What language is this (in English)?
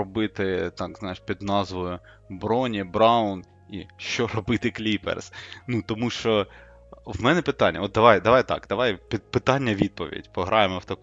Ukrainian